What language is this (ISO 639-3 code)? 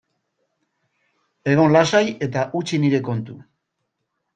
eus